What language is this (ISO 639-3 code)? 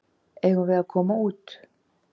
isl